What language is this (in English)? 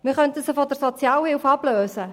Swiss German